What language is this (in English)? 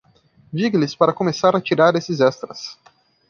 Portuguese